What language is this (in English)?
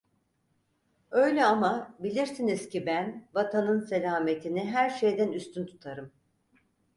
Turkish